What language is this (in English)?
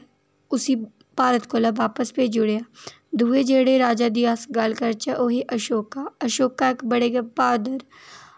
Dogri